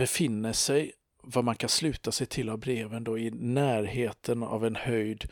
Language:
Swedish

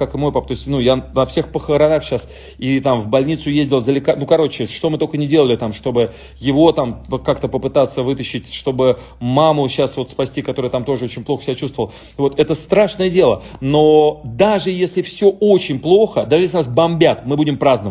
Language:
Russian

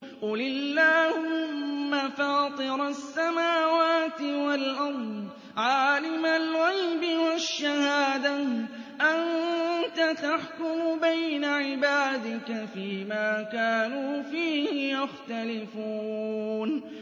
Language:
Arabic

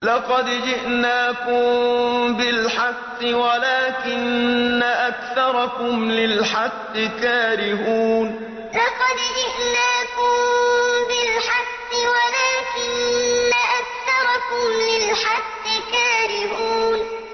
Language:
Arabic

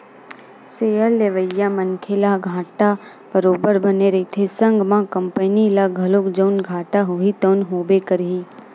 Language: Chhattisgarhi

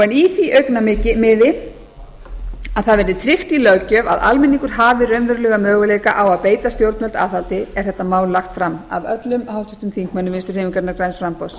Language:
Icelandic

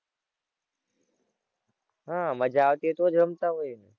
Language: Gujarati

